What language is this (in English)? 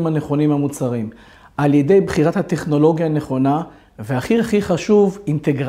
Hebrew